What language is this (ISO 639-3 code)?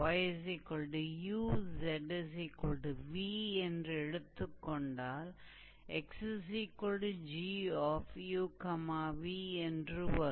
tam